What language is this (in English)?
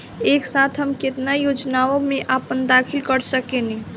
Bhojpuri